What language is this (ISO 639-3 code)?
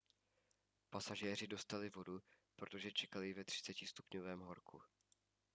ces